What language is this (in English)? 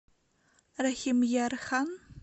Russian